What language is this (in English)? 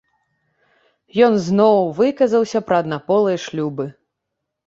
Belarusian